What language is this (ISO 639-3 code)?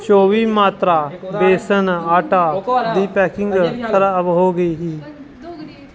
doi